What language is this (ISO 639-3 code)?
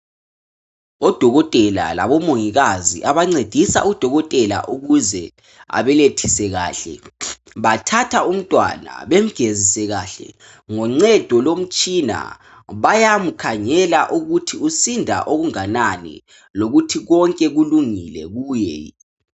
nde